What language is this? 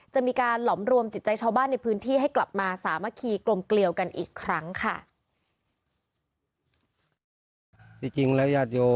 Thai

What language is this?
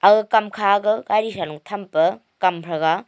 Wancho Naga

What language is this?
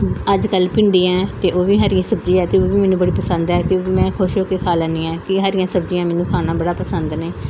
Punjabi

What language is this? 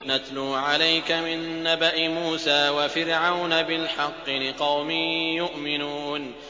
Arabic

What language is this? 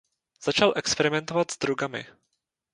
Czech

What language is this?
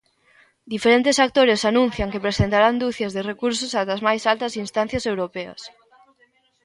Galician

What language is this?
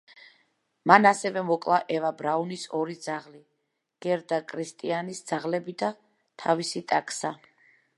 Georgian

